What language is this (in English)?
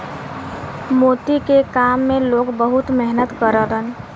Bhojpuri